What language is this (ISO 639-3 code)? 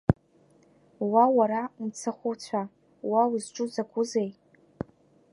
abk